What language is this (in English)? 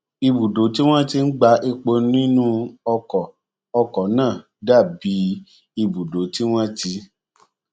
Yoruba